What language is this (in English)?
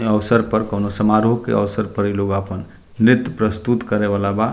Bhojpuri